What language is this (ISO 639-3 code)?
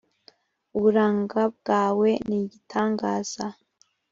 kin